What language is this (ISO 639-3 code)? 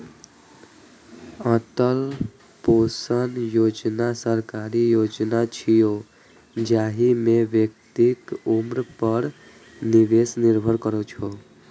mai